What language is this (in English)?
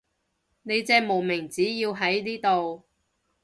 Cantonese